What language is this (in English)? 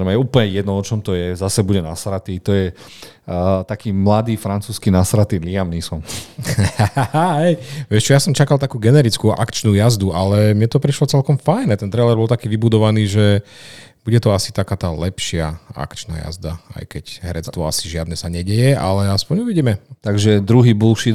Slovak